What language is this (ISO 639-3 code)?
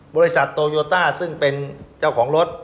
tha